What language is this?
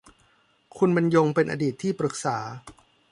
Thai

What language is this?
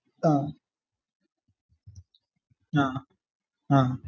Malayalam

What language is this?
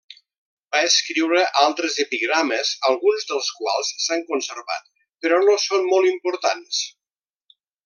Catalan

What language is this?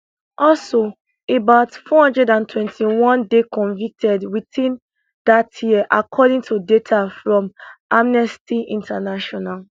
Nigerian Pidgin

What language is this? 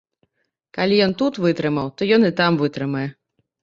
Belarusian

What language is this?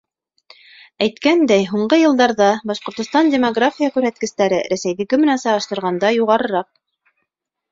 Bashkir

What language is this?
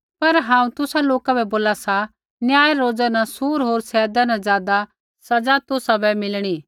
Kullu Pahari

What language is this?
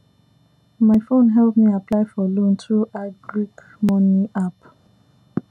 Nigerian Pidgin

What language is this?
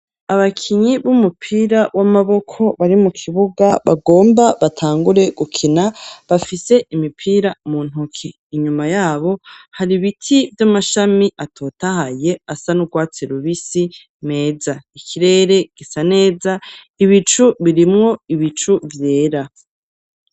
Rundi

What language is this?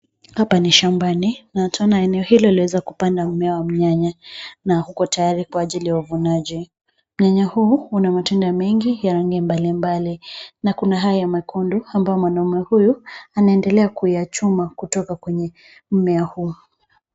Swahili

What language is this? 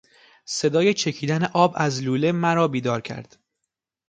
Persian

